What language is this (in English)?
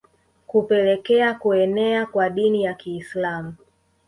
Swahili